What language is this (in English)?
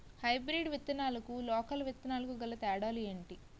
Telugu